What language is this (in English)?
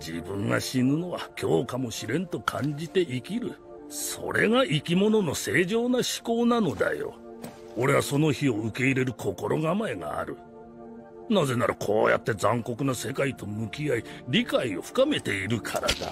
Japanese